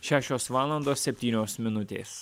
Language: Lithuanian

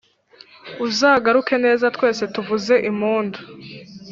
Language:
Kinyarwanda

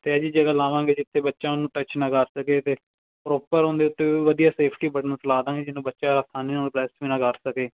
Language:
Punjabi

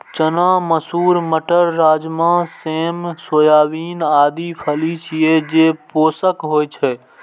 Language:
Maithili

